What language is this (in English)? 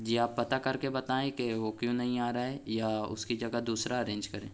Urdu